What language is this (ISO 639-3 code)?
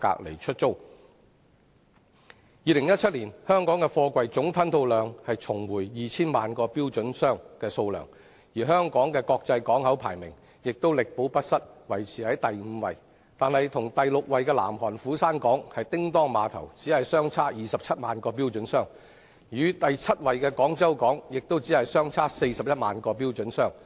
yue